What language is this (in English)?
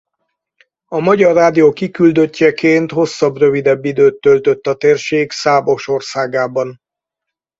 Hungarian